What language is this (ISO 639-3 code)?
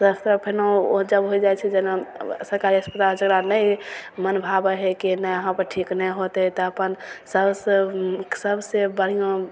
mai